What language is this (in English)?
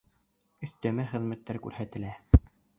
Bashkir